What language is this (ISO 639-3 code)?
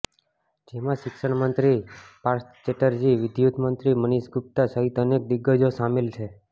guj